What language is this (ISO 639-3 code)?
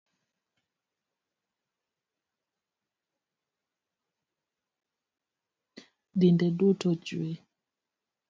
luo